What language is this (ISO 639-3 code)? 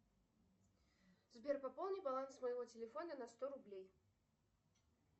rus